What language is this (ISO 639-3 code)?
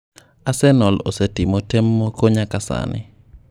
luo